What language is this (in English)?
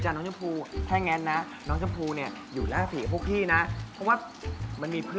Thai